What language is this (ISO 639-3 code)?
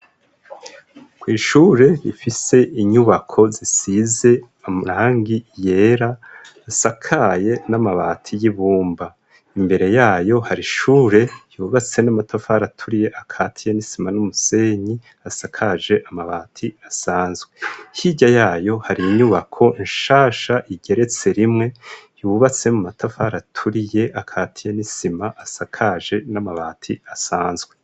run